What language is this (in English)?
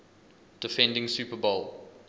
English